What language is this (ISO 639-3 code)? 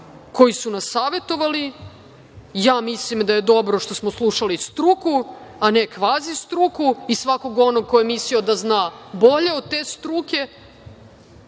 srp